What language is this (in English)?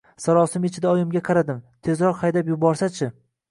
Uzbek